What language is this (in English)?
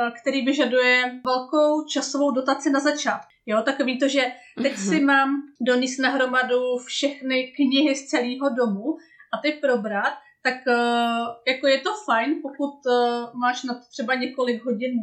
Czech